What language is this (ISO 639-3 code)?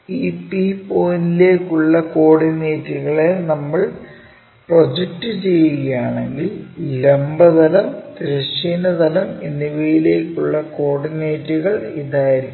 mal